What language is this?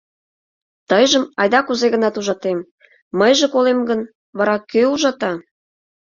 Mari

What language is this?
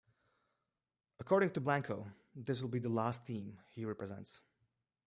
English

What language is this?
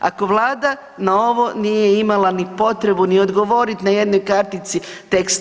Croatian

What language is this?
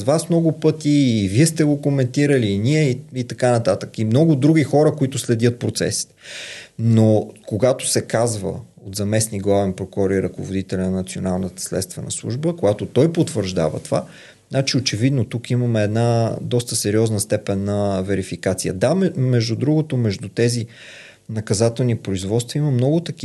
Bulgarian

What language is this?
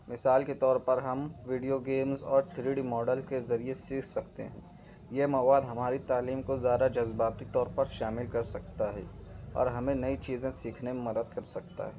Urdu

